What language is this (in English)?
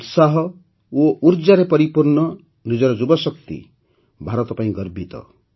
Odia